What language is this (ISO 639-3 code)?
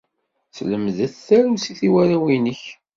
kab